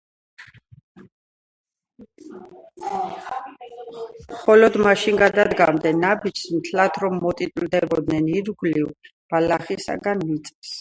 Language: Georgian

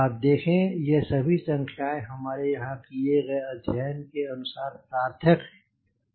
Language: Hindi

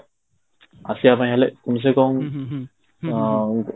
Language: Odia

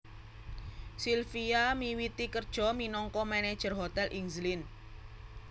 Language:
Javanese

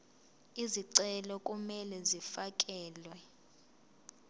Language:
Zulu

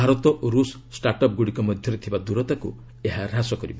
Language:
Odia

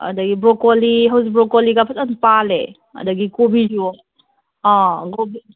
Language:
Manipuri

